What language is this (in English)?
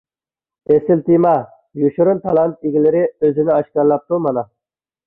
Uyghur